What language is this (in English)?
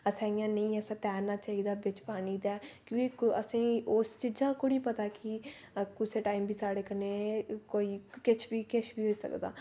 Dogri